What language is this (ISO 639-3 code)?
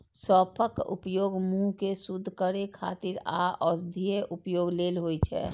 mai